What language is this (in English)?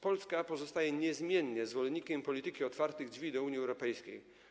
Polish